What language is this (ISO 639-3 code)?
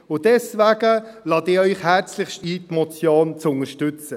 gsw